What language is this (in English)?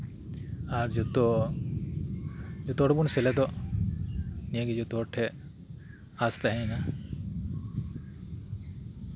Santali